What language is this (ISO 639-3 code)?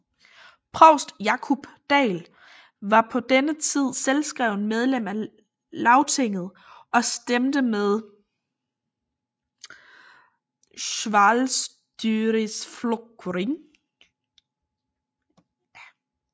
dan